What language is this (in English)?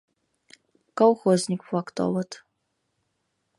Mari